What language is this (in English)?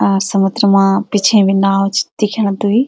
Garhwali